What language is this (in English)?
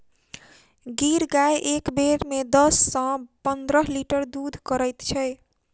Maithili